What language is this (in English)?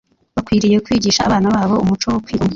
Kinyarwanda